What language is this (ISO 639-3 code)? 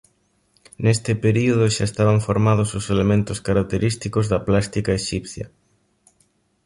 glg